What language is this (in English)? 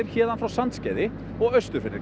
Icelandic